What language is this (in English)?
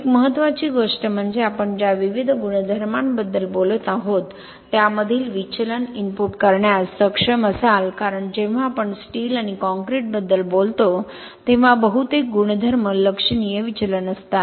Marathi